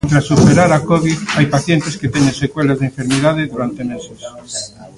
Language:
Galician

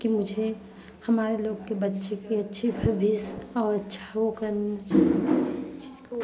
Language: Hindi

